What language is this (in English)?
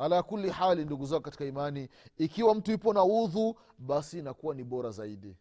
Swahili